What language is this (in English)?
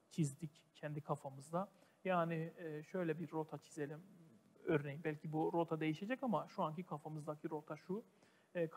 Turkish